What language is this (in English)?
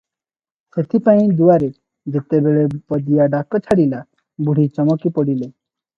Odia